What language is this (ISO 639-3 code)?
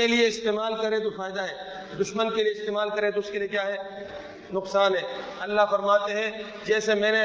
urd